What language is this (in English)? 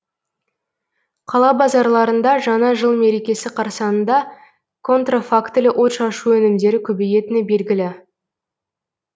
Kazakh